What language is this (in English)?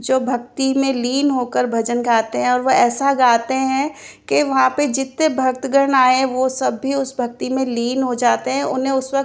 Hindi